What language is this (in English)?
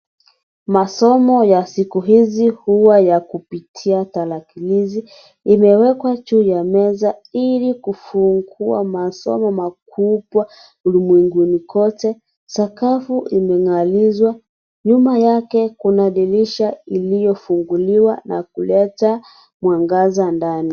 Swahili